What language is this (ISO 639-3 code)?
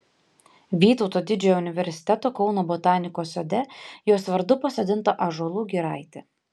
lit